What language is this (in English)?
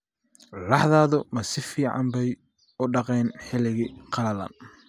Somali